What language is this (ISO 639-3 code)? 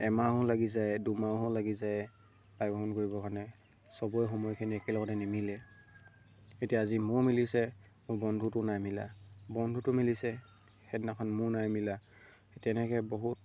asm